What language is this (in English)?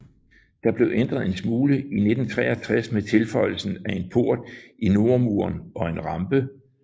Danish